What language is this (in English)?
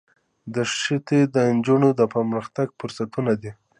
Pashto